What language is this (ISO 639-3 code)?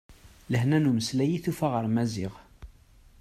kab